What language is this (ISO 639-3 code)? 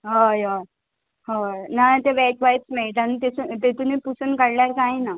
kok